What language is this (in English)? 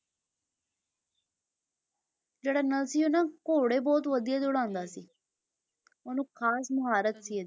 Punjabi